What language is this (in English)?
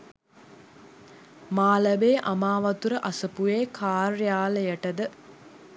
Sinhala